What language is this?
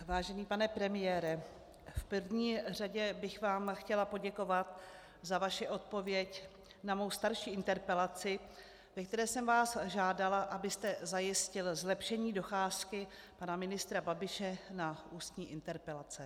Czech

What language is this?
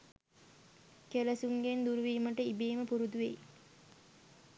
Sinhala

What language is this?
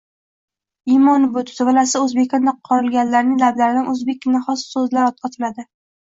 Uzbek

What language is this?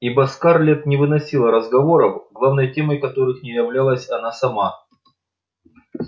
Russian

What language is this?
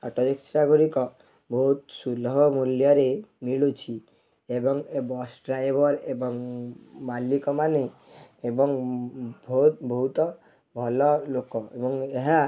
Odia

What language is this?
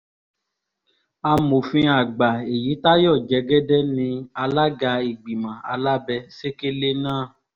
Yoruba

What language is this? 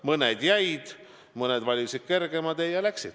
Estonian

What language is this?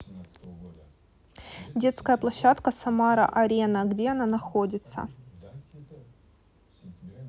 Russian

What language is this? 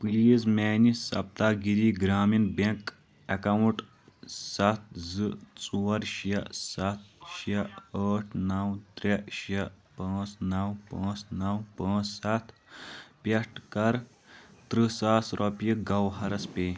Kashmiri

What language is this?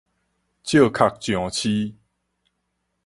Min Nan Chinese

